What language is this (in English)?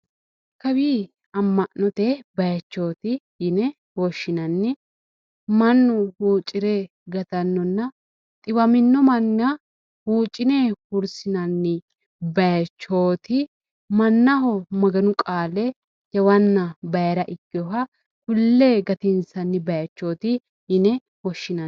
Sidamo